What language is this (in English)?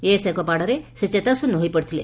Odia